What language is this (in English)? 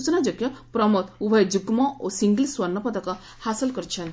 Odia